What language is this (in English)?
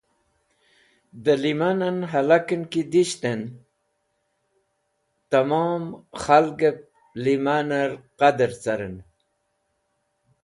Wakhi